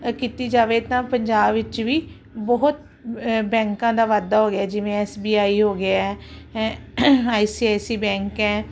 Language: Punjabi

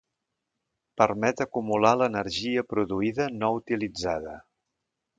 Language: Catalan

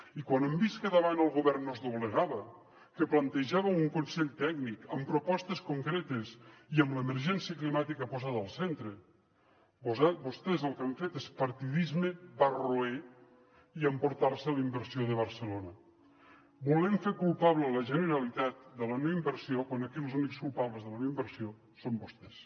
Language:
Catalan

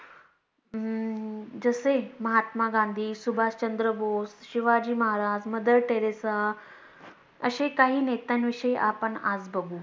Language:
Marathi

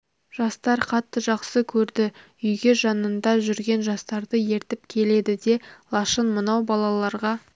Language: Kazakh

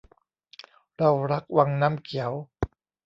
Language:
Thai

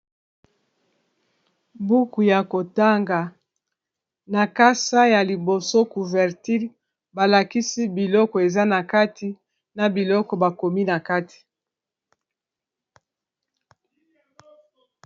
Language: Lingala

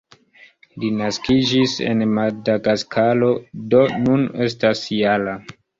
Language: Esperanto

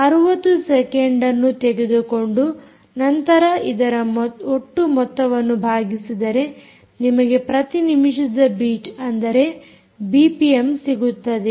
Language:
Kannada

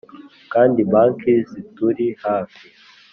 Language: Kinyarwanda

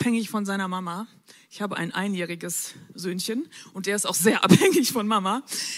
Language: German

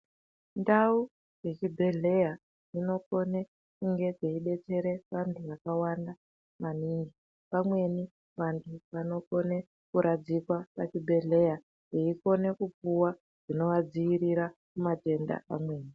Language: Ndau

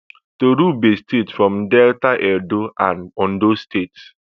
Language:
Nigerian Pidgin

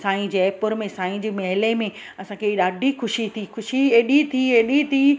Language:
Sindhi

